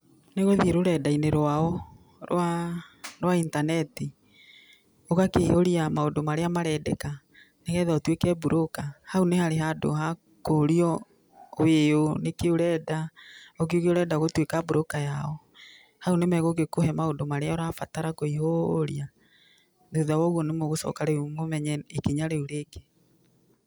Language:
Kikuyu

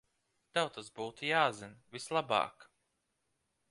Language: Latvian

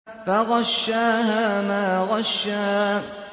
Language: Arabic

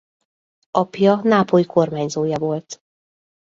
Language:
Hungarian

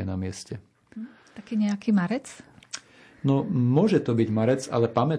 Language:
Slovak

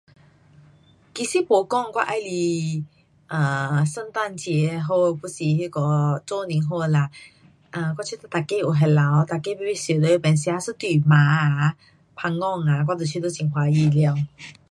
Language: Pu-Xian Chinese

